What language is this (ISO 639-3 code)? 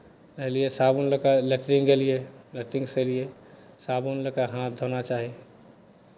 mai